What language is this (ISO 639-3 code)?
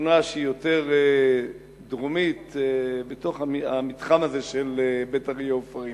heb